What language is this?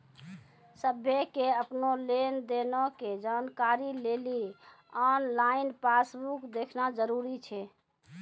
Maithili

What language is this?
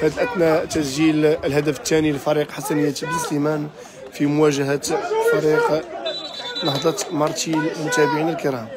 Arabic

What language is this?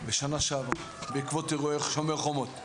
Hebrew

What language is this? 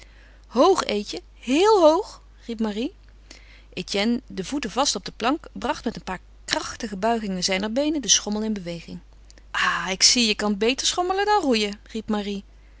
Dutch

